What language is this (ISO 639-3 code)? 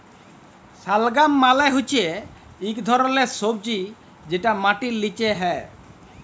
ben